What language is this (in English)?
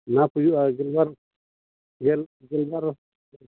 Santali